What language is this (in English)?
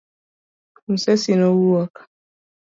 Luo (Kenya and Tanzania)